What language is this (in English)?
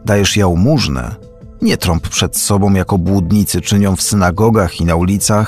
Polish